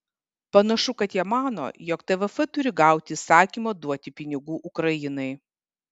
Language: Lithuanian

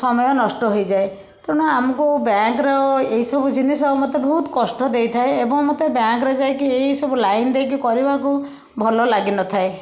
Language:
Odia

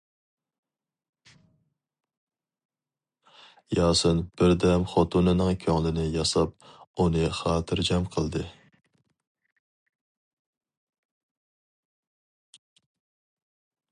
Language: Uyghur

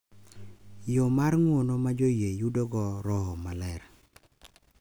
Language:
Luo (Kenya and Tanzania)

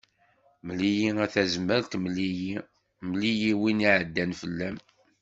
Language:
Kabyle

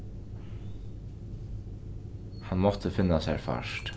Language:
Faroese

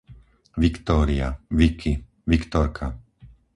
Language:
Slovak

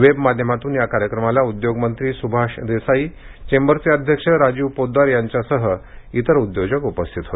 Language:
Marathi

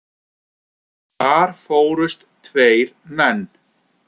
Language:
Icelandic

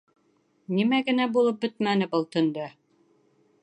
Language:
Bashkir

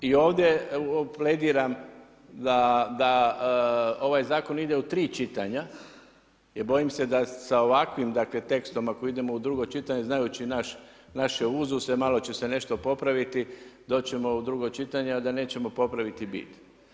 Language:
Croatian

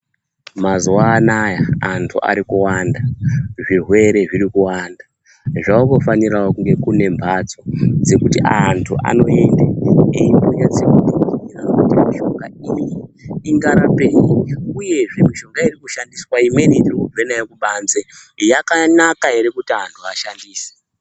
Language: Ndau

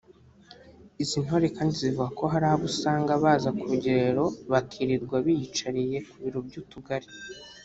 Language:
Kinyarwanda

